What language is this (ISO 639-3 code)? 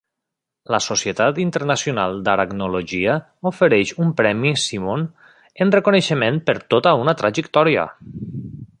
cat